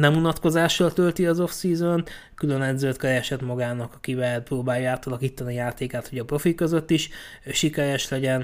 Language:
Hungarian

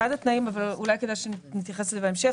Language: Hebrew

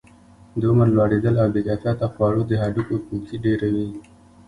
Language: Pashto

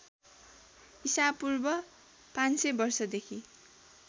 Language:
Nepali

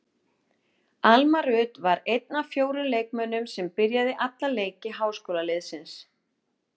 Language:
Icelandic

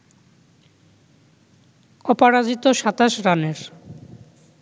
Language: Bangla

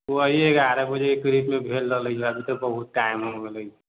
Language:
Maithili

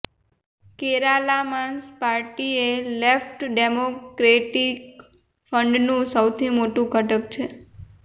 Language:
Gujarati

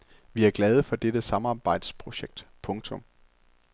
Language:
Danish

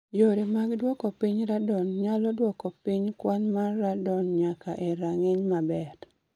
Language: Luo (Kenya and Tanzania)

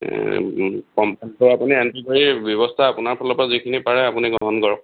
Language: Assamese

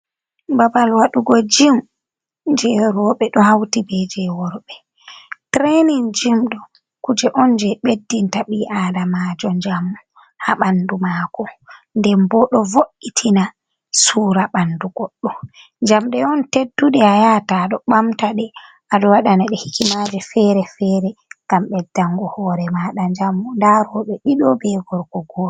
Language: Fula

